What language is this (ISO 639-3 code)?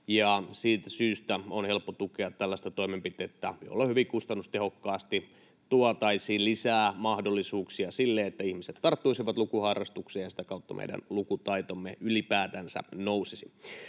fin